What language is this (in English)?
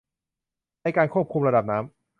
Thai